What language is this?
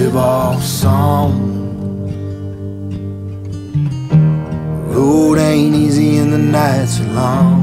English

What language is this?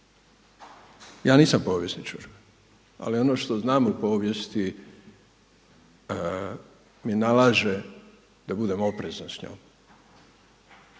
Croatian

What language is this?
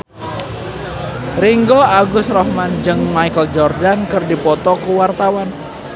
Sundanese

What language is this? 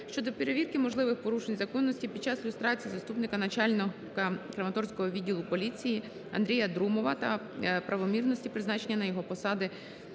Ukrainian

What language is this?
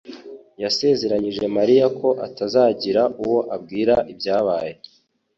Kinyarwanda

